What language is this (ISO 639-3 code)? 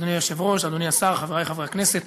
heb